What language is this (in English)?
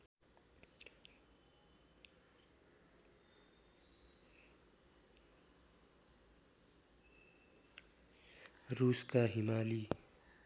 Nepali